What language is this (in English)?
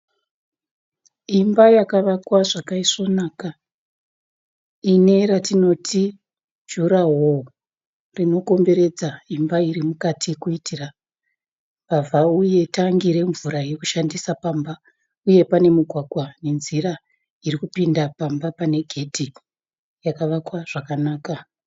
Shona